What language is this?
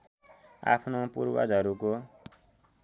Nepali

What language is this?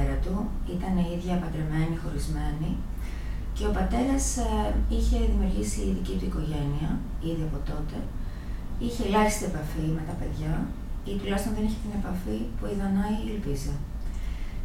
Greek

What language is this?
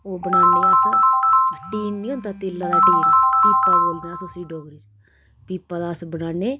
Dogri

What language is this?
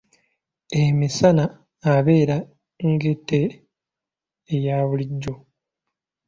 Ganda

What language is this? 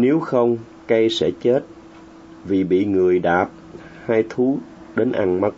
Vietnamese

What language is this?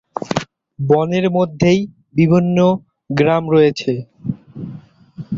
Bangla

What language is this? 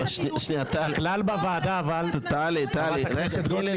Hebrew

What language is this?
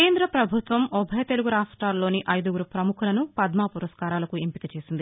Telugu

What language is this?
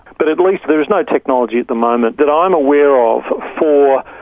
English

